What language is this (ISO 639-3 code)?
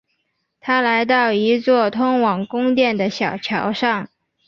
zho